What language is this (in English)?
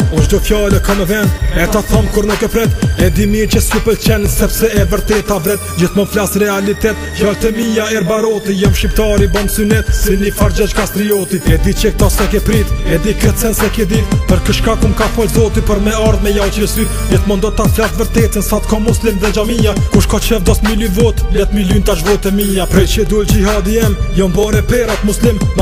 Romanian